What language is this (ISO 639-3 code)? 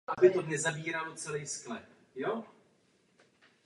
ces